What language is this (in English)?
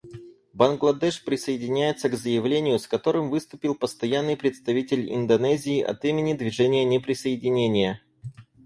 Russian